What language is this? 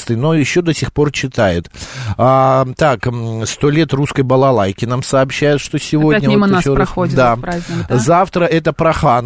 Russian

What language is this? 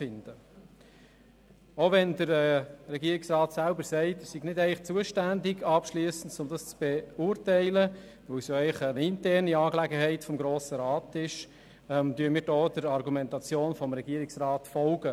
Swiss German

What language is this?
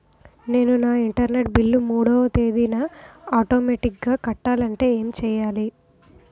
Telugu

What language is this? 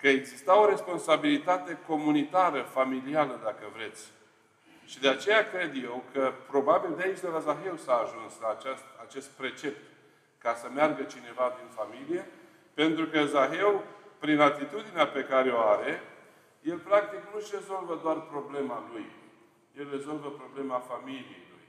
Romanian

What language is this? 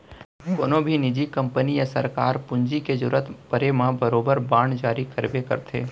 Chhattisgarhi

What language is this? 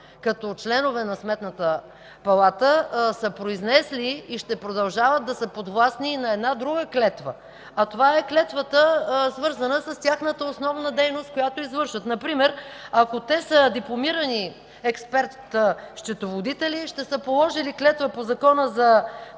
Bulgarian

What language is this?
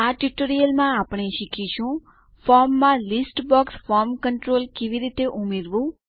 Gujarati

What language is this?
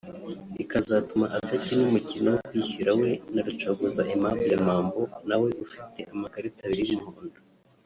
Kinyarwanda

